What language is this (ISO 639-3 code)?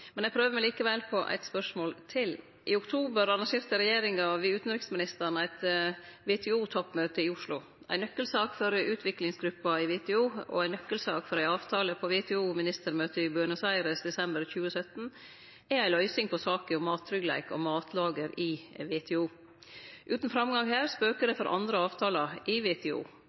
nno